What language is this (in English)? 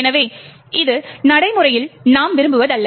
Tamil